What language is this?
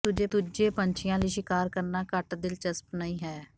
Punjabi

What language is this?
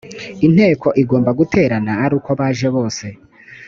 Kinyarwanda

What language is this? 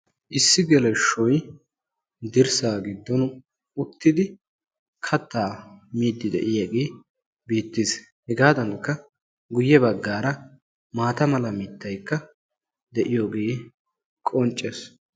Wolaytta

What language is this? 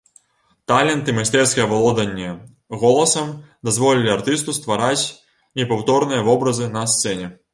Belarusian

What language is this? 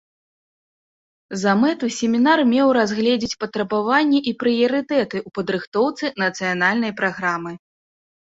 Belarusian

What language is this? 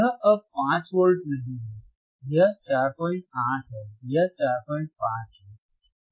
Hindi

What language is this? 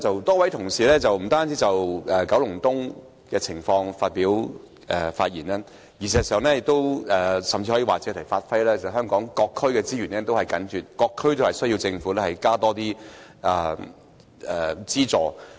Cantonese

